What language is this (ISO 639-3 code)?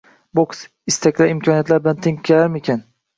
uzb